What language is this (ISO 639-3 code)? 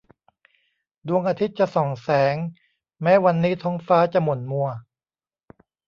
tha